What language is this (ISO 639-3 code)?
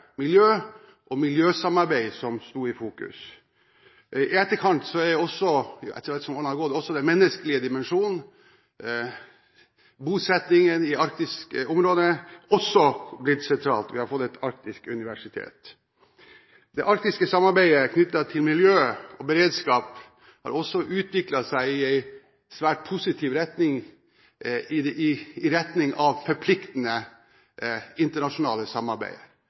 nob